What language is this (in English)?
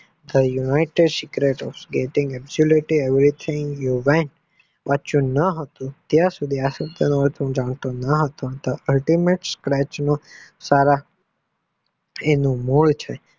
Gujarati